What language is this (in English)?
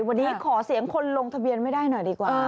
Thai